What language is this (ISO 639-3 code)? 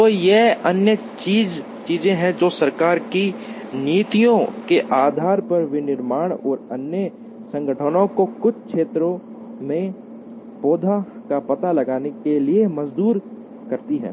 hin